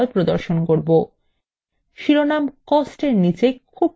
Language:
Bangla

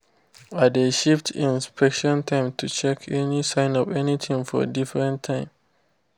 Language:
Nigerian Pidgin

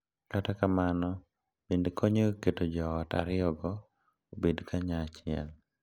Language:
Luo (Kenya and Tanzania)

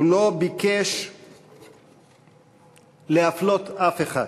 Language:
Hebrew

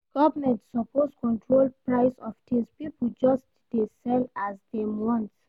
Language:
Nigerian Pidgin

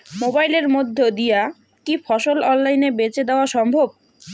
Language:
Bangla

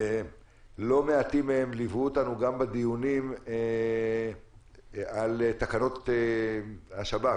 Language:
Hebrew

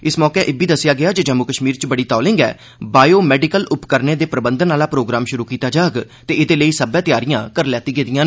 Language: Dogri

